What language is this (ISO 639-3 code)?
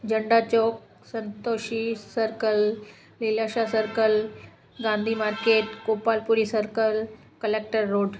snd